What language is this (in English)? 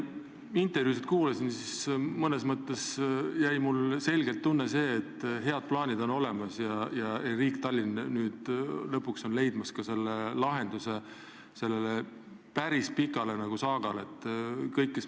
Estonian